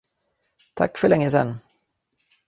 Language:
Swedish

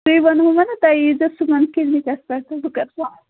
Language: Kashmiri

